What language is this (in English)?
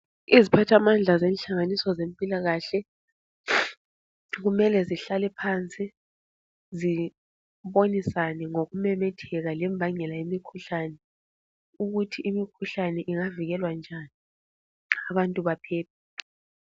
North Ndebele